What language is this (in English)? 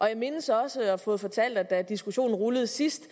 Danish